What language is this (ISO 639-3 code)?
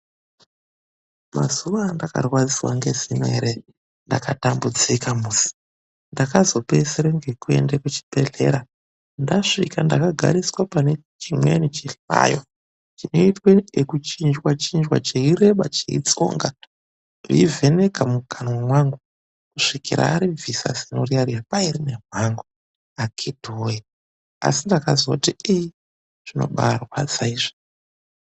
ndc